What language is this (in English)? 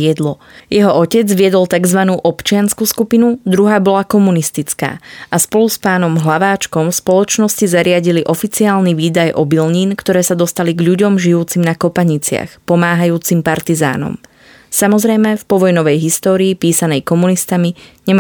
Slovak